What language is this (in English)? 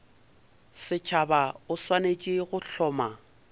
Northern Sotho